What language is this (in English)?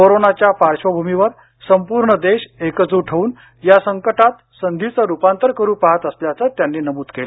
Marathi